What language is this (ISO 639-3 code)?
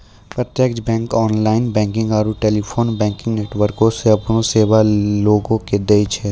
mai